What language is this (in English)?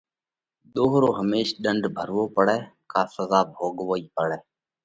Parkari Koli